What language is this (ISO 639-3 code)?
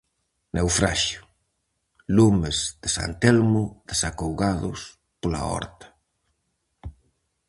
glg